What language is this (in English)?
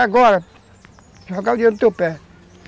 Portuguese